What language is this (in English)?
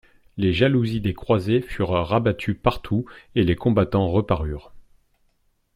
French